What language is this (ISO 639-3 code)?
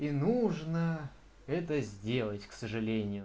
rus